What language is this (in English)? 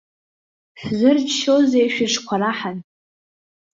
Abkhazian